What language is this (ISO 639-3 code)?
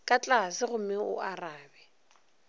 nso